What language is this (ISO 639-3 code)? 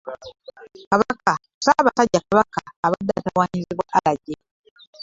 lug